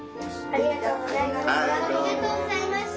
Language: Japanese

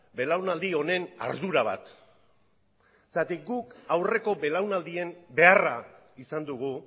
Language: Basque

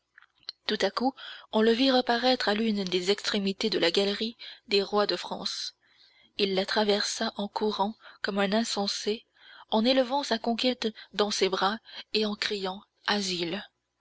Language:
French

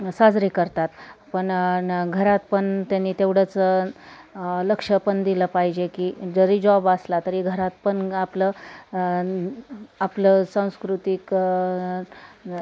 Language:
Marathi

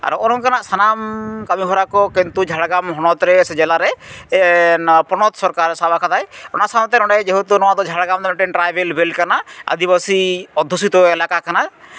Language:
Santali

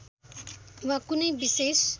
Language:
Nepali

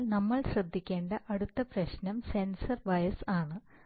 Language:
Malayalam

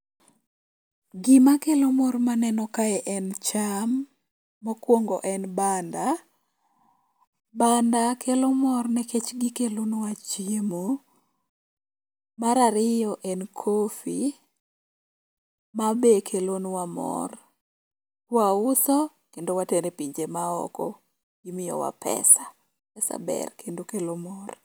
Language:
Luo (Kenya and Tanzania)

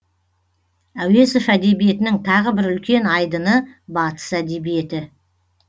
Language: Kazakh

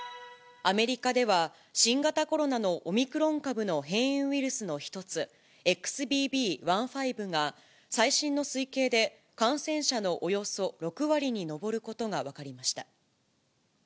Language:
Japanese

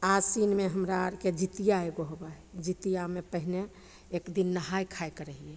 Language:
Maithili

